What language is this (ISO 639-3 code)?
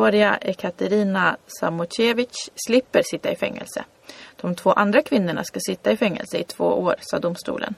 swe